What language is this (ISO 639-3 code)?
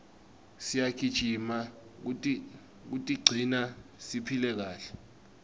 ssw